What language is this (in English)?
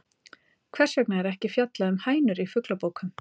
Icelandic